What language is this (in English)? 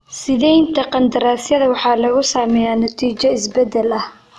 Somali